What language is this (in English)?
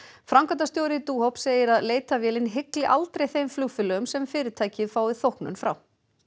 Icelandic